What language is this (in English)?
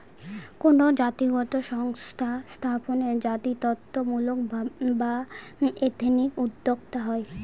Bangla